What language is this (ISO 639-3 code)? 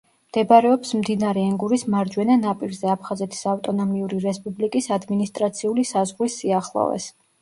kat